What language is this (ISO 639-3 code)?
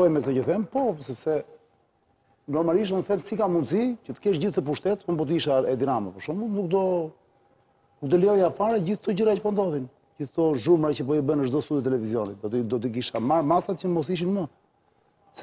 ron